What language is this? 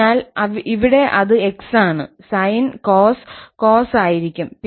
Malayalam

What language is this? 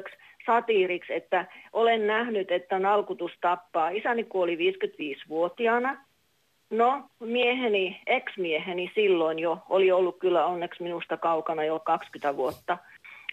Finnish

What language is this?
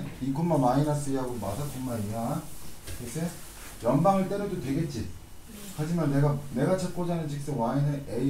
Korean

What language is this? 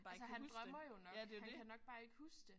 Danish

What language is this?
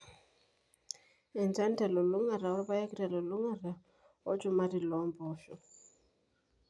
Masai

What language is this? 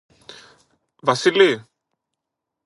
Greek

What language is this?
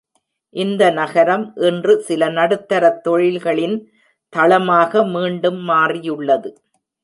Tamil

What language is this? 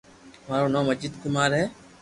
Loarki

